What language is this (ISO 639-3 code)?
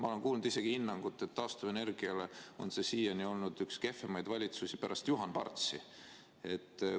est